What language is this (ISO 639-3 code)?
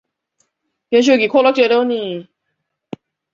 zho